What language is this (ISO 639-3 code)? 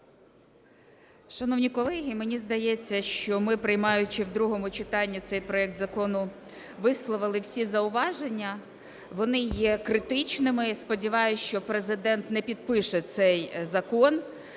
ukr